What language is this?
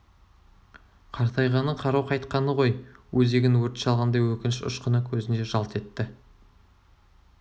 Kazakh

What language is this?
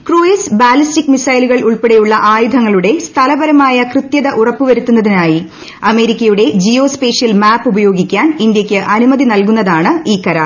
Malayalam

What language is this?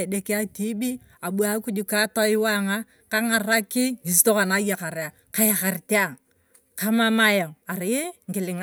Turkana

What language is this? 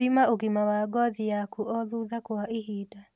Kikuyu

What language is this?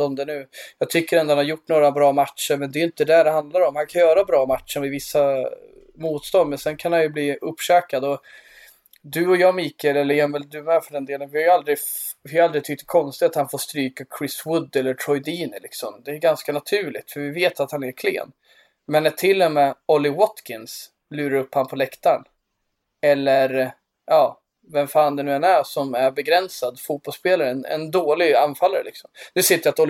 Swedish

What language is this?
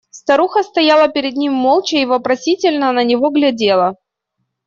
Russian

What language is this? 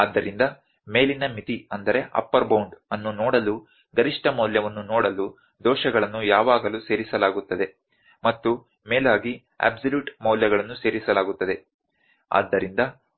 Kannada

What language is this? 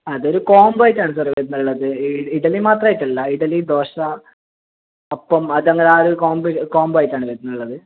Malayalam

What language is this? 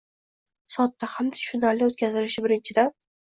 Uzbek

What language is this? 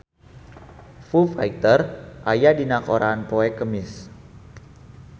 Sundanese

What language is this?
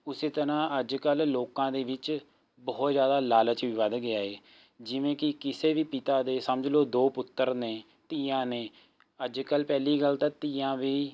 Punjabi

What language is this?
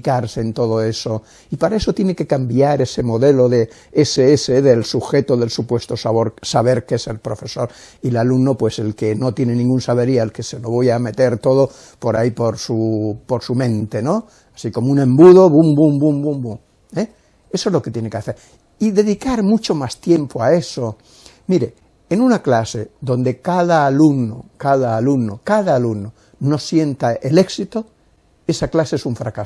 Spanish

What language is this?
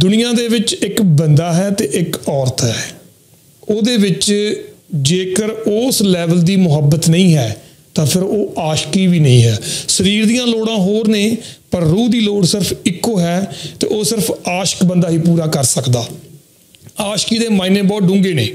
Punjabi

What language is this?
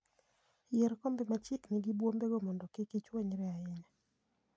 Luo (Kenya and Tanzania)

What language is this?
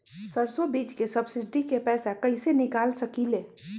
Magahi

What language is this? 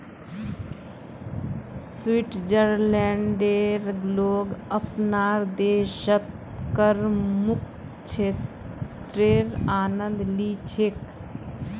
Magahi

